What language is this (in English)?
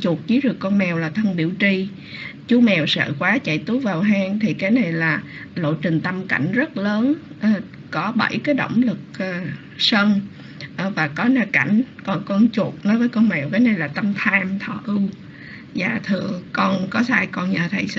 Vietnamese